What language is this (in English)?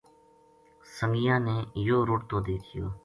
Gujari